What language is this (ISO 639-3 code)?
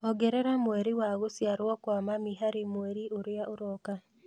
kik